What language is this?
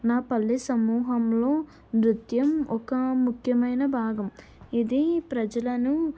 Telugu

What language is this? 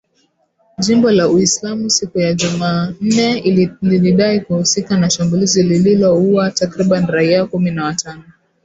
Swahili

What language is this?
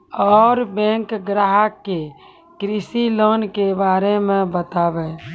Maithili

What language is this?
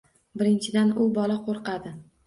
Uzbek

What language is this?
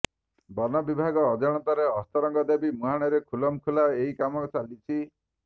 Odia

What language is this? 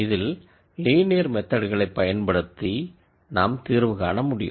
Tamil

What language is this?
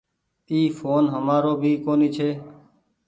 Goaria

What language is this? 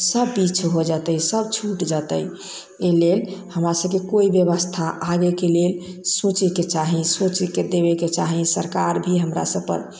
Maithili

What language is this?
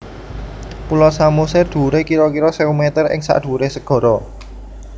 Javanese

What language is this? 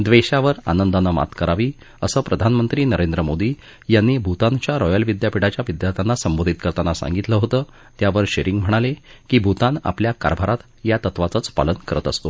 Marathi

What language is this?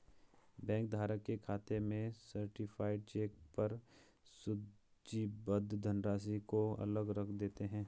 Hindi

